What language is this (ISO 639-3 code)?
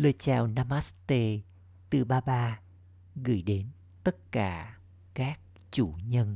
vie